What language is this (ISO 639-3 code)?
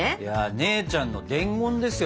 jpn